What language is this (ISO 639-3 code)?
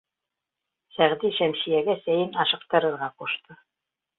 bak